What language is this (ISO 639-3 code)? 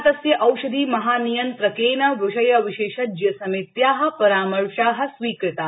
san